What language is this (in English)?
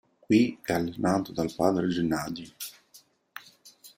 Italian